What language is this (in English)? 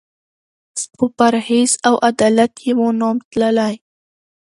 Pashto